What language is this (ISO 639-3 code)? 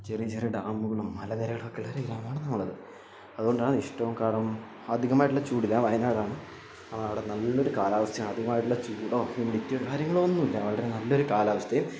mal